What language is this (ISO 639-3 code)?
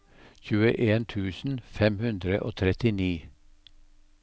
nor